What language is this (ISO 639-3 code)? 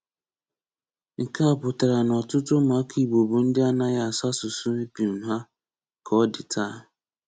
ibo